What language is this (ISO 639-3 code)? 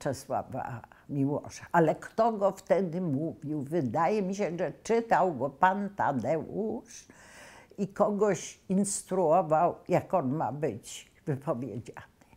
pol